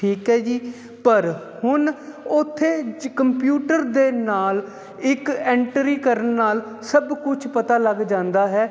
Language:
Punjabi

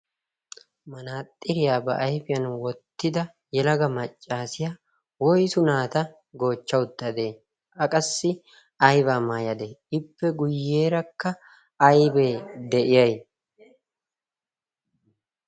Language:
Wolaytta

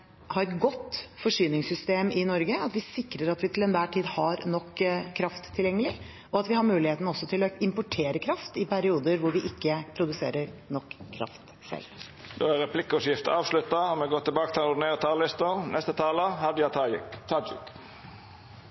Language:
Norwegian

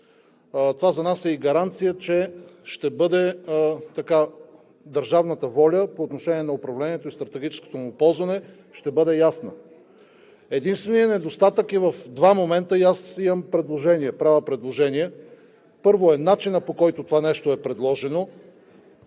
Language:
Bulgarian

